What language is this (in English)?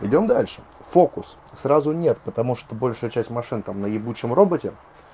Russian